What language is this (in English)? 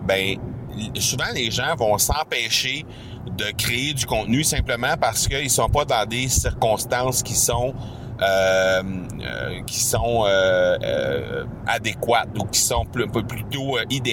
French